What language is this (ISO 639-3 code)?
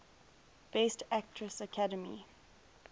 eng